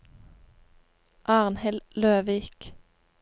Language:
Norwegian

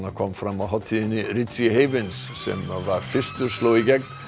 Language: Icelandic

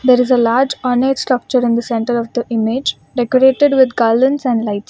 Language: English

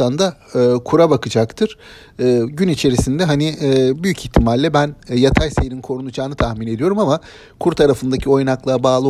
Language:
Turkish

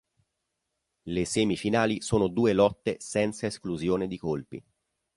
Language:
Italian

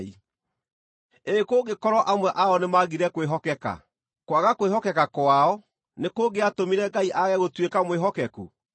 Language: Kikuyu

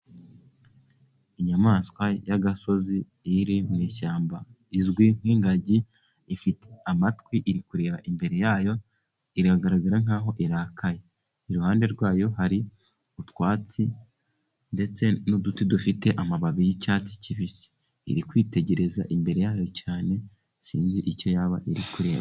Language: Kinyarwanda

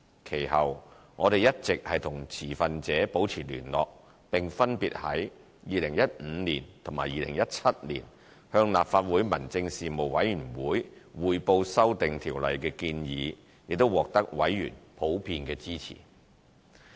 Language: Cantonese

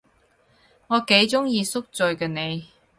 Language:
Cantonese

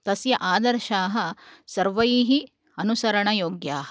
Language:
Sanskrit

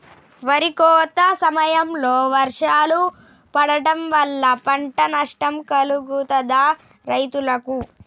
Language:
Telugu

